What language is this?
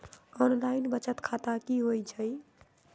Magahi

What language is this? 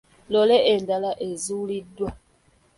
Ganda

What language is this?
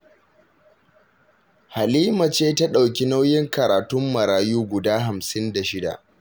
Hausa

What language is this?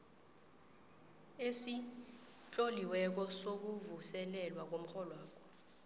South Ndebele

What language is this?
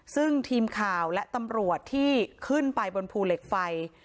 Thai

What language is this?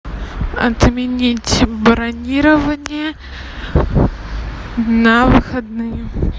Russian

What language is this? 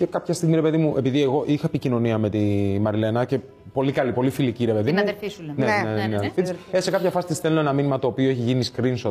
Greek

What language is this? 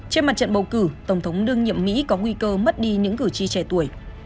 Vietnamese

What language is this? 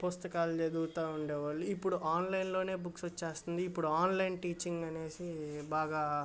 Telugu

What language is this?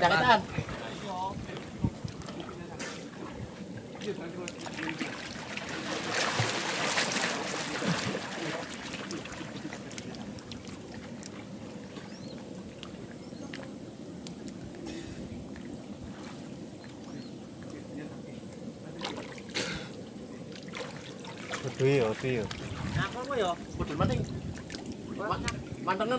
Arabic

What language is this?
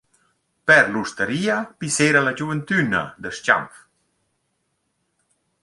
Romansh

